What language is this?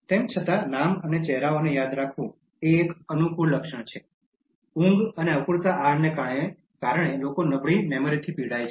Gujarati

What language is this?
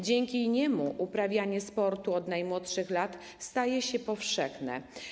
Polish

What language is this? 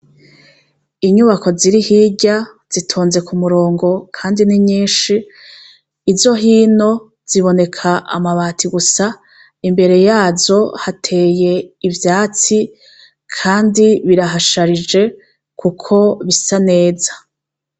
Rundi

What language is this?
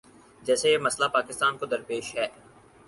Urdu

